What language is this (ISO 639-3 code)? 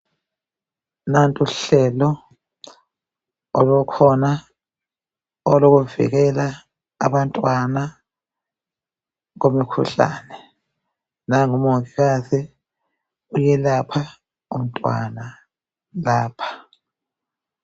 nde